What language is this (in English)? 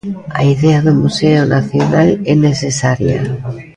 Galician